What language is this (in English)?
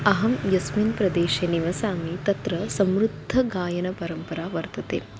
Sanskrit